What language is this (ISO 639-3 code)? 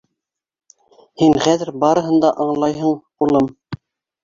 bak